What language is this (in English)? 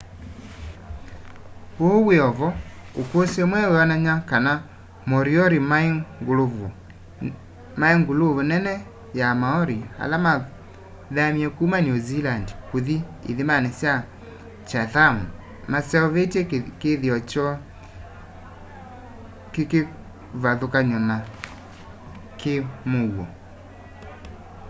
Kamba